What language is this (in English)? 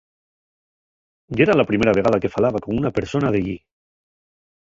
Asturian